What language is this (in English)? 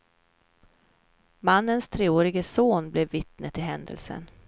Swedish